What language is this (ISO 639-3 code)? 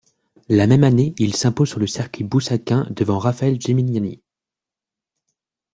fra